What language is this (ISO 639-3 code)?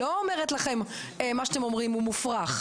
heb